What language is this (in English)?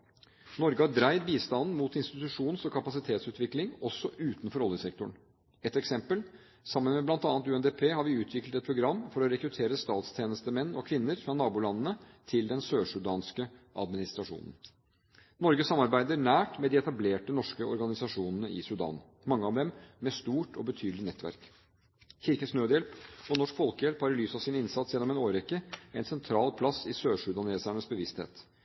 Norwegian Bokmål